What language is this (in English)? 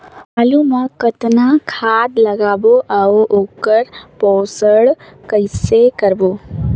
Chhattisgarhi